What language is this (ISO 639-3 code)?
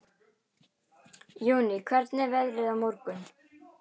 isl